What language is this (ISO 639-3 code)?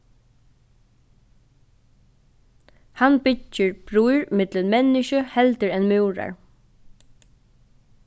fao